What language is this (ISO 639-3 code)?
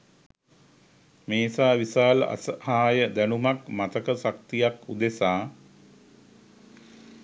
sin